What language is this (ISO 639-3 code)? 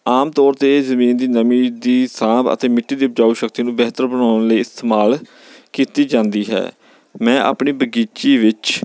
pan